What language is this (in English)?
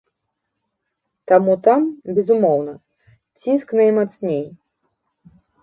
Belarusian